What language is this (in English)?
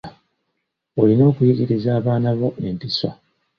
Ganda